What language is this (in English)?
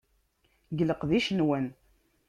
Kabyle